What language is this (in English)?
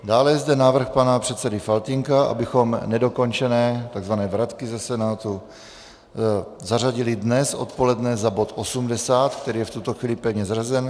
Czech